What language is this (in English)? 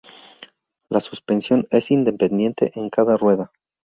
Spanish